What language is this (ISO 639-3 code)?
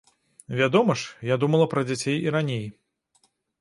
bel